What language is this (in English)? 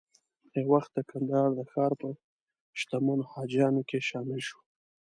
Pashto